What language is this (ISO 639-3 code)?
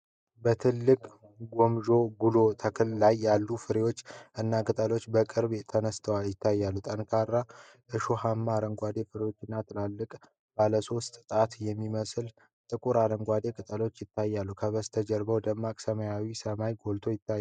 amh